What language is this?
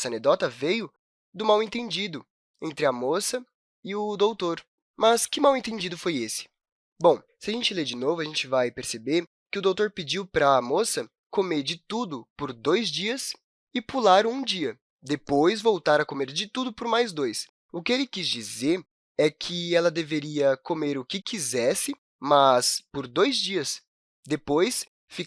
Portuguese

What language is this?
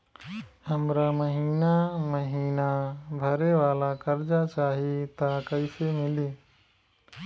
Bhojpuri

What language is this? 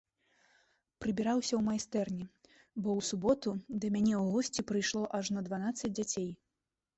Belarusian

